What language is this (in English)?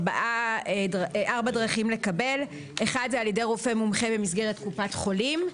Hebrew